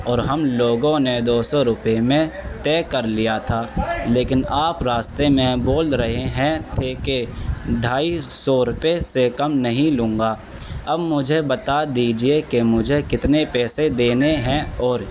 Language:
Urdu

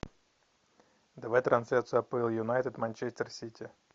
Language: Russian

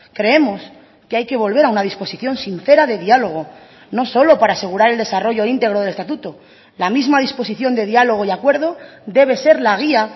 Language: Spanish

